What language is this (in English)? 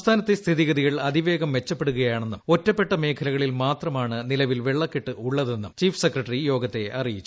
Malayalam